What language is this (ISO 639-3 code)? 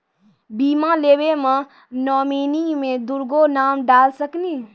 mai